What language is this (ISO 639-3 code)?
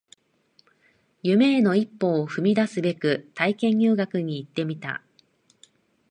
jpn